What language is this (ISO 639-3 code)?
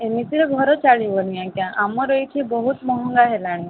ori